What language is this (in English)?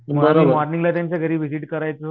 Marathi